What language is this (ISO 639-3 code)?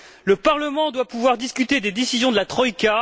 fra